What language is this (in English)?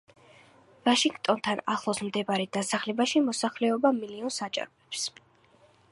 Georgian